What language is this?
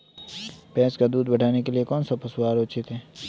Hindi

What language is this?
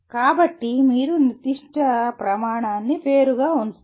Telugu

